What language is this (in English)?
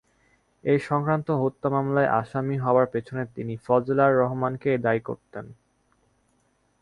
Bangla